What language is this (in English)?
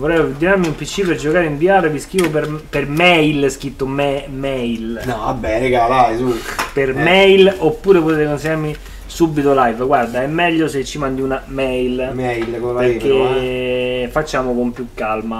Italian